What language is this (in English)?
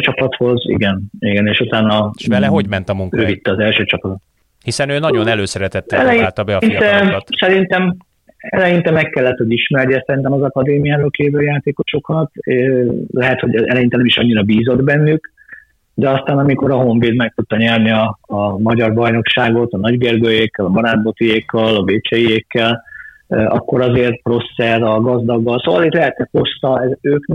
Hungarian